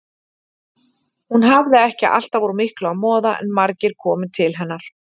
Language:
Icelandic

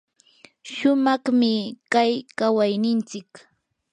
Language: Yanahuanca Pasco Quechua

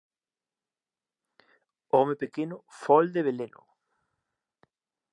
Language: Galician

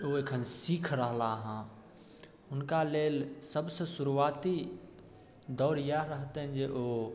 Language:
Maithili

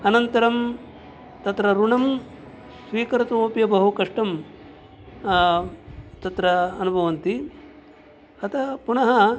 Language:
Sanskrit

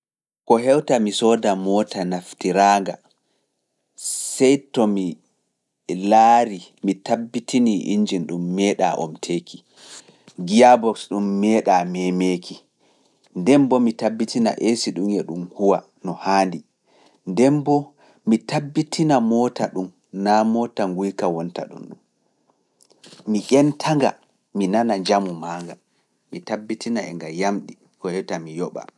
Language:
Fula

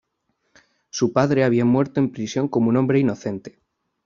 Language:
Spanish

